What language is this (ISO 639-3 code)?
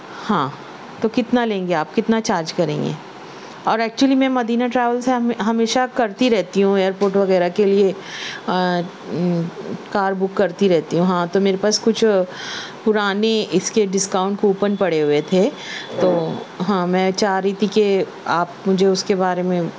urd